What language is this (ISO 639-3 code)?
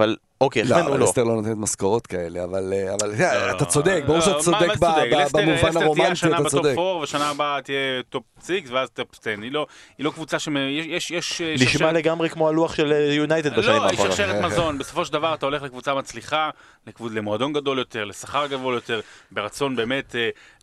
heb